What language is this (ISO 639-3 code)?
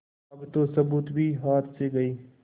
hin